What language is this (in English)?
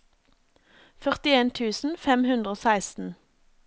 Norwegian